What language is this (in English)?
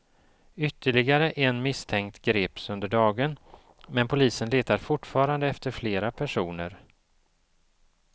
Swedish